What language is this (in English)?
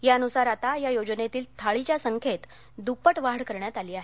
Marathi